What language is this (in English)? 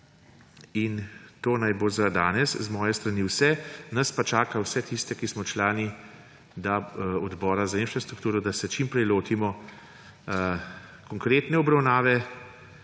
Slovenian